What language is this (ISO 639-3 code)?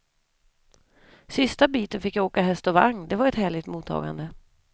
swe